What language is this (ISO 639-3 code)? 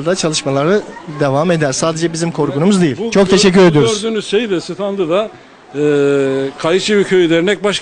tur